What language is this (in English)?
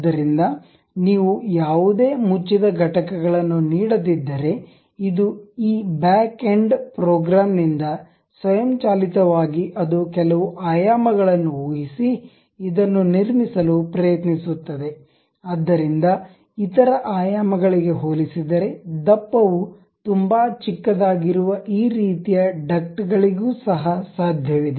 Kannada